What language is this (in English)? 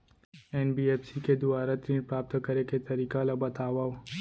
Chhattisgarhi